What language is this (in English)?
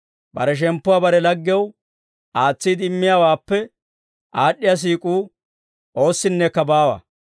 Dawro